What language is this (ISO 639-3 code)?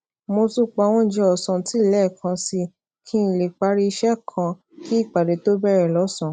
yor